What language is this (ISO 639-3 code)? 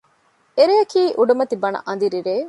div